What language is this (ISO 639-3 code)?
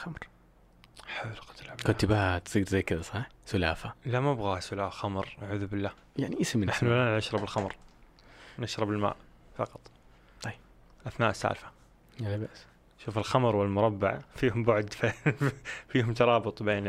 ara